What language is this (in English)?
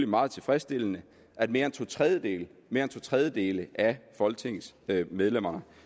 Danish